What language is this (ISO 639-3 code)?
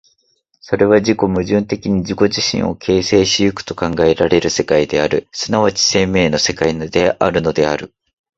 jpn